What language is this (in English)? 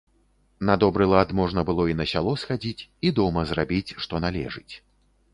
Belarusian